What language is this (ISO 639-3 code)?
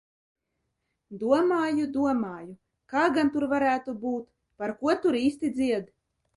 lav